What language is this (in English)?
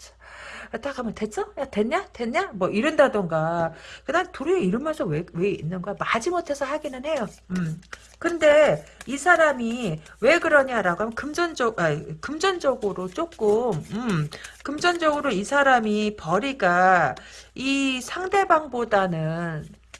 Korean